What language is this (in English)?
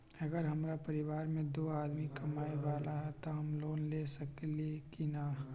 Magahi